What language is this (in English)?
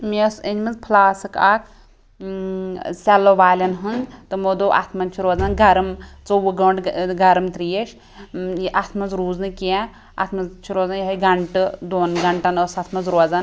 Kashmiri